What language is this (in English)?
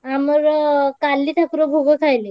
Odia